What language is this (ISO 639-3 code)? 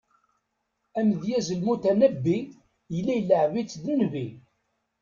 kab